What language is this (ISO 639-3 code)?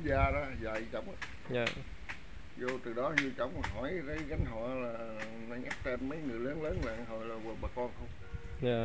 vie